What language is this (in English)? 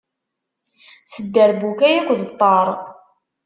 Kabyle